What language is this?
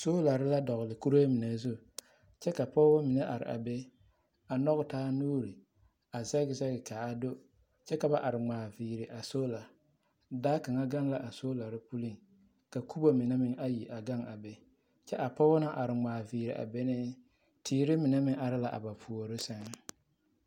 Southern Dagaare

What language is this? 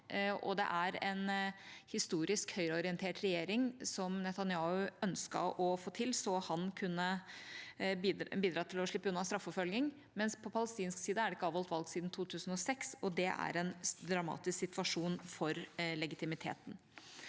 Norwegian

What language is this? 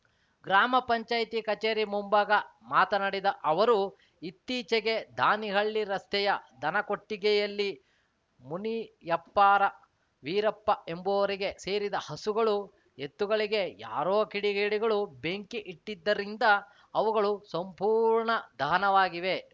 Kannada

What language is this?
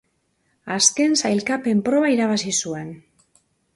Basque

